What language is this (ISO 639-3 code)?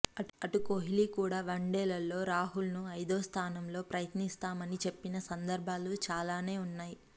tel